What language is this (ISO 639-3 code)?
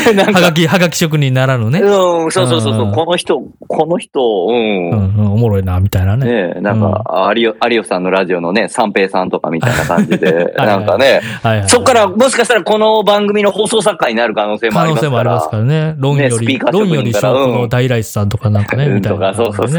jpn